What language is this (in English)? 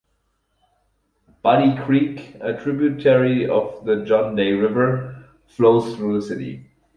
English